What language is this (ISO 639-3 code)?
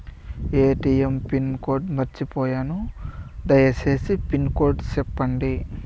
tel